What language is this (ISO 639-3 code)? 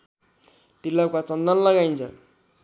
nep